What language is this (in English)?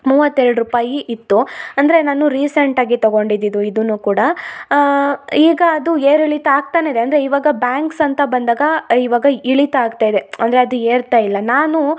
Kannada